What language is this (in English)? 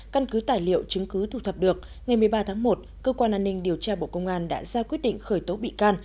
Vietnamese